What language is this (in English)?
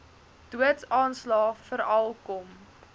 Afrikaans